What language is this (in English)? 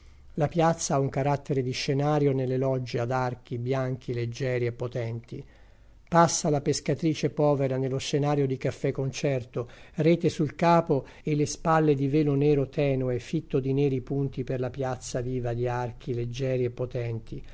Italian